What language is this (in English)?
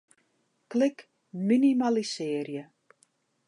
Western Frisian